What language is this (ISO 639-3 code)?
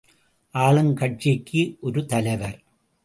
tam